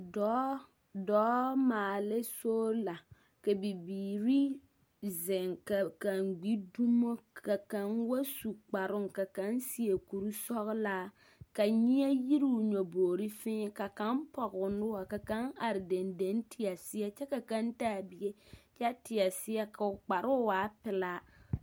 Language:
Southern Dagaare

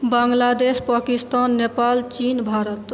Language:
Maithili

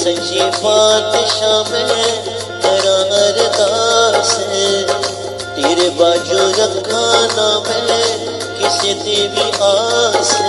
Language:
Arabic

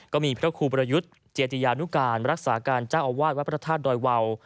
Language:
Thai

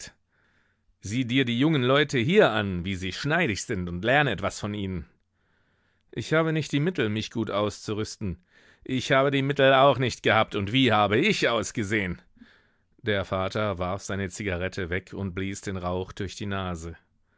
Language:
German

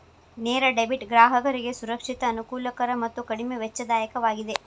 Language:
Kannada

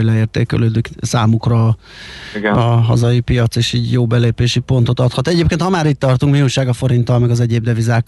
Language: Hungarian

